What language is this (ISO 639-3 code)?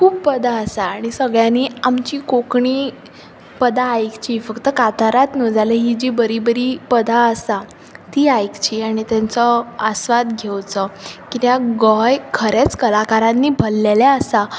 kok